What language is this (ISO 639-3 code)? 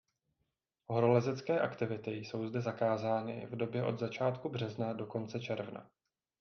ces